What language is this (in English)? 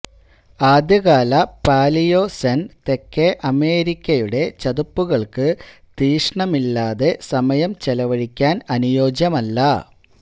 Malayalam